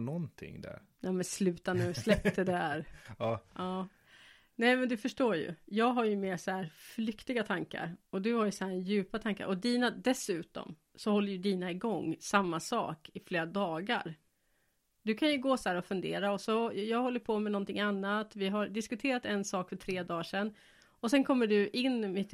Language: Swedish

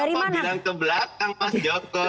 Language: Indonesian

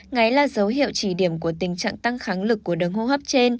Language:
Vietnamese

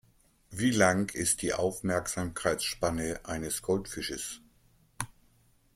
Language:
German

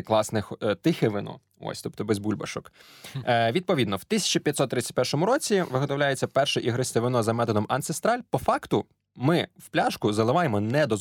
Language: Ukrainian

